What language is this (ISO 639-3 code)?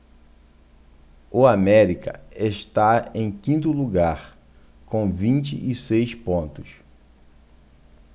por